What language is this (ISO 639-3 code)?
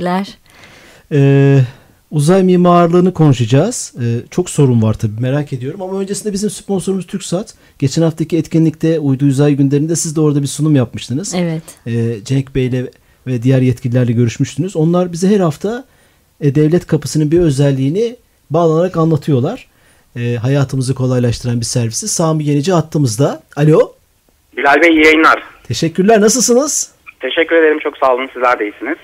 tur